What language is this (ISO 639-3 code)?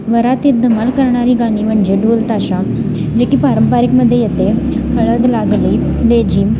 mar